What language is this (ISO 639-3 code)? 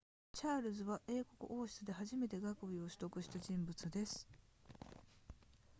jpn